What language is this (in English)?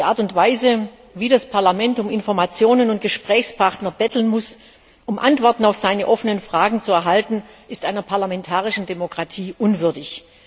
German